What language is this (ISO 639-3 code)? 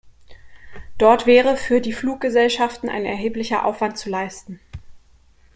deu